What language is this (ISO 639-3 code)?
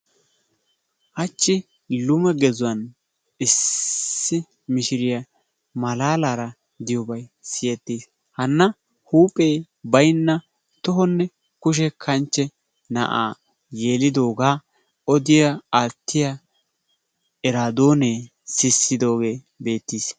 wal